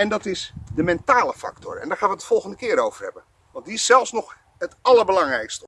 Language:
Dutch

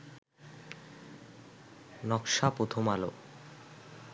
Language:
Bangla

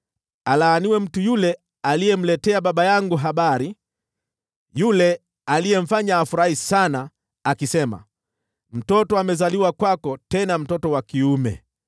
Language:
Swahili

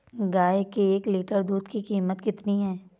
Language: Hindi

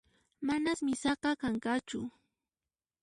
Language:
Puno Quechua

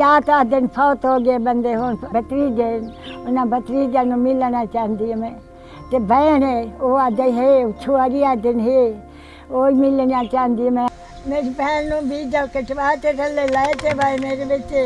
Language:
Urdu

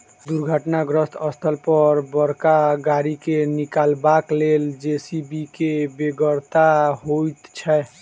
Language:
Maithili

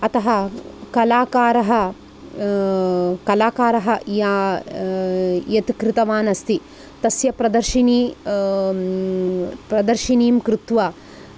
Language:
Sanskrit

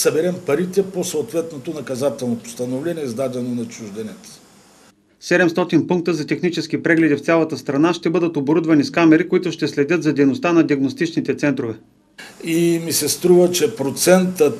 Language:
Bulgarian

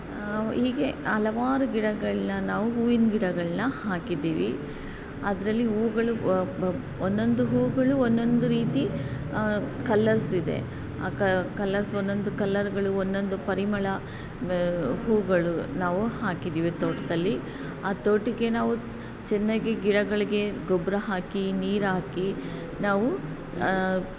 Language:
Kannada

